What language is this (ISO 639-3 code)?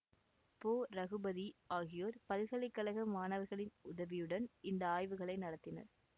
tam